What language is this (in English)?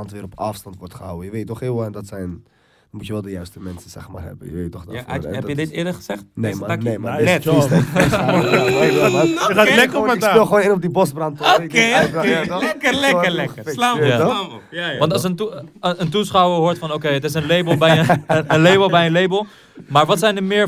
Dutch